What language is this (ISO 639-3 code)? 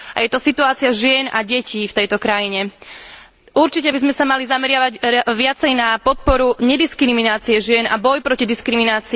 slk